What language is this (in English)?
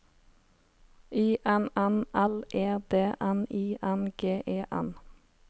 Norwegian